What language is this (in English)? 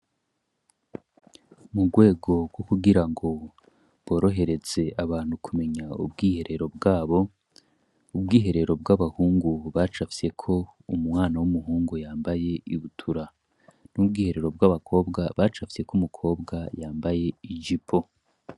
Rundi